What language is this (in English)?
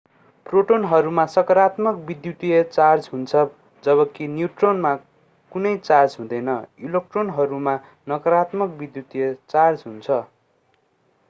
Nepali